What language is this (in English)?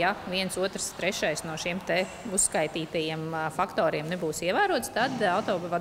Latvian